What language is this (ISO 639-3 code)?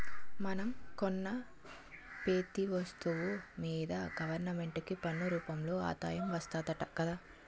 tel